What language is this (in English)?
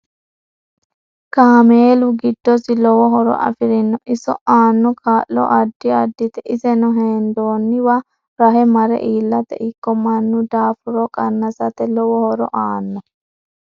Sidamo